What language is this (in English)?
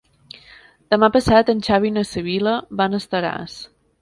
Catalan